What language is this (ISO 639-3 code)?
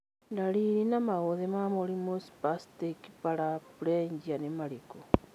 kik